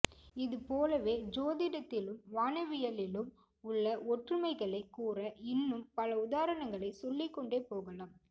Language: Tamil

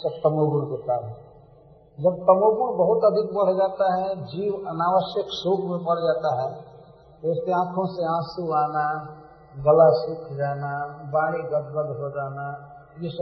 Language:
Hindi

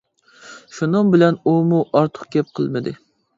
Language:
Uyghur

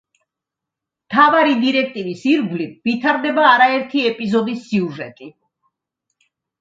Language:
Georgian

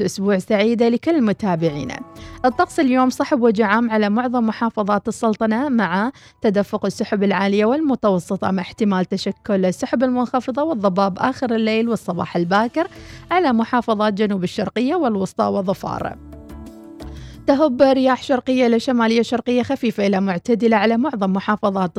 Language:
Arabic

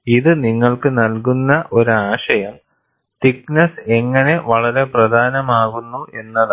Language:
Malayalam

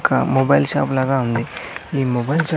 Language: Telugu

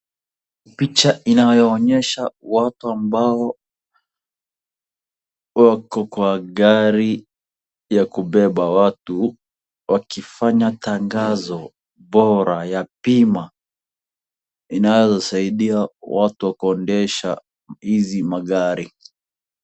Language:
Swahili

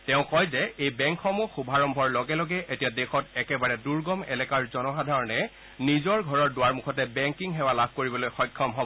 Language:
Assamese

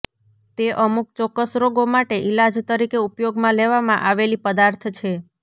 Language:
Gujarati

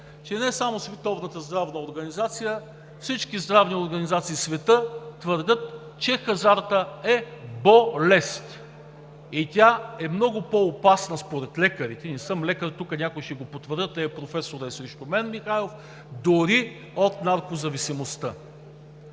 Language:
Bulgarian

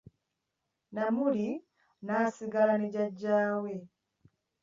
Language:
Ganda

